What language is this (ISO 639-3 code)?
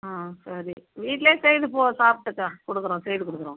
tam